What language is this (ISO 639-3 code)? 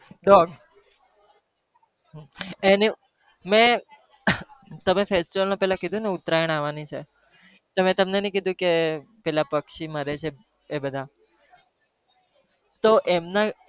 guj